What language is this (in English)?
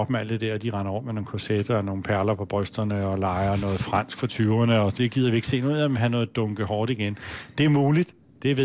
Danish